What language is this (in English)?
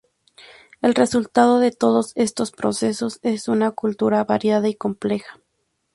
Spanish